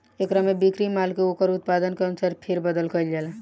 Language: Bhojpuri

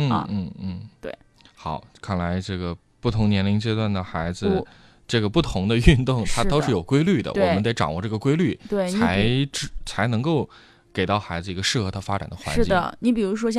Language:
Chinese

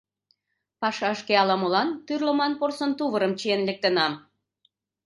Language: Mari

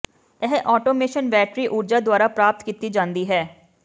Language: Punjabi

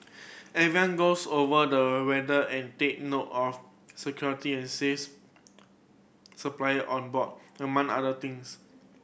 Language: English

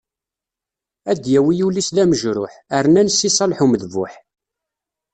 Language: Kabyle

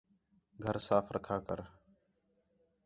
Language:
Khetrani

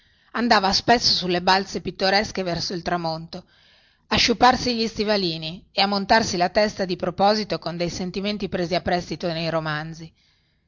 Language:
Italian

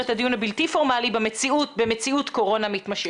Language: Hebrew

